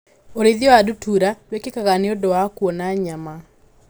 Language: Kikuyu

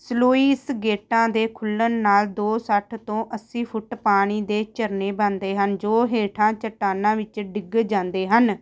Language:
Punjabi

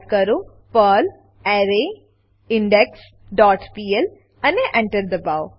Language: Gujarati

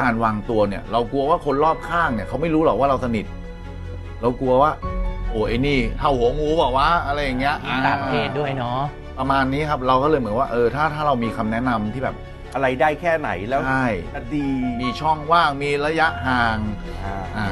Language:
Thai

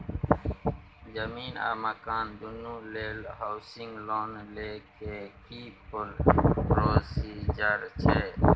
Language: Maithili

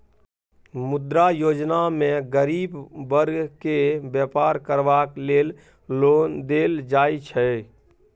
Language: Maithili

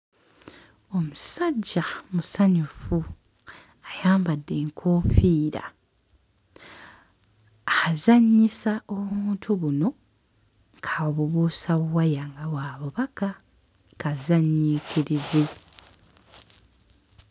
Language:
Ganda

